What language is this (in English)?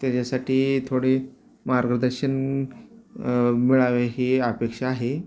Marathi